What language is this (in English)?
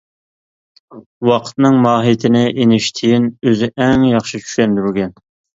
Uyghur